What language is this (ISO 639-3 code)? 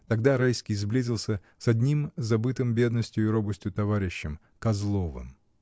rus